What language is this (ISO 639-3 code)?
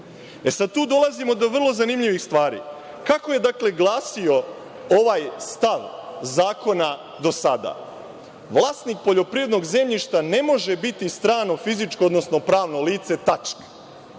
srp